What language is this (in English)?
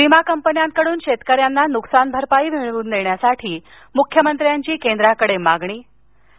Marathi